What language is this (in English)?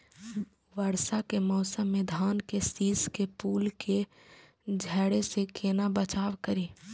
Maithili